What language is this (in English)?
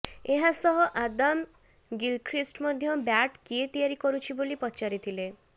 Odia